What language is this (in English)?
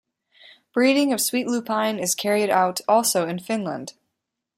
English